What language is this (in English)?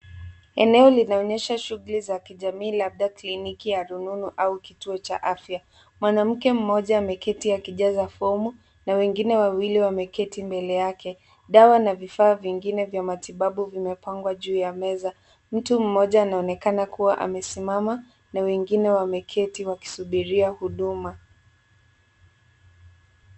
Swahili